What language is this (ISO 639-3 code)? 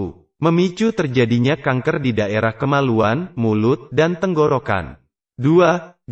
ind